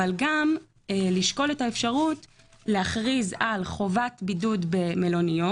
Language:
Hebrew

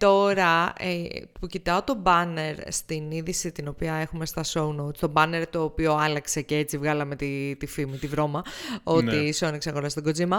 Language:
Greek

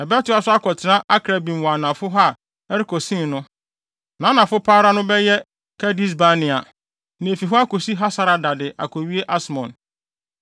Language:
Akan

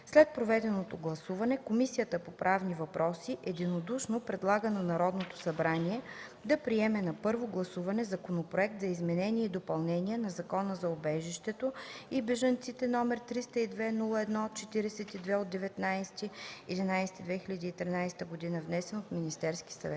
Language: Bulgarian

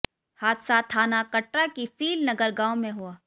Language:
Hindi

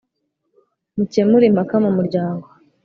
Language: Kinyarwanda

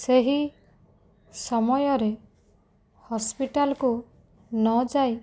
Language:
Odia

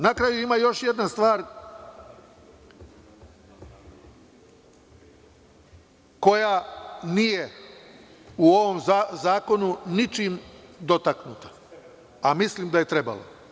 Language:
Serbian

